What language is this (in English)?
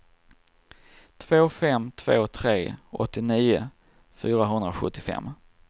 Swedish